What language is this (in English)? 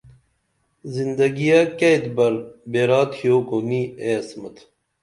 Dameli